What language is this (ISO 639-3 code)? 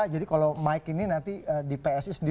ind